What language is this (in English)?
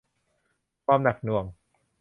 Thai